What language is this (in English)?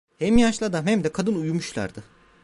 Turkish